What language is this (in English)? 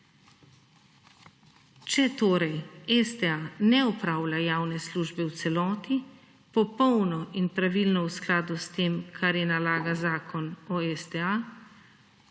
Slovenian